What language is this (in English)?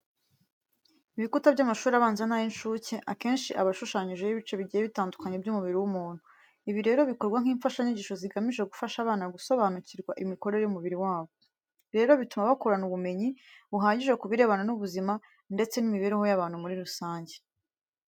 Kinyarwanda